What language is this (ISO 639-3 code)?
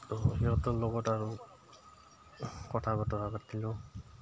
asm